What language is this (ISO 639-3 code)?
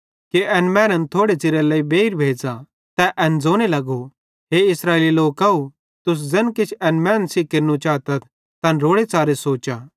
bhd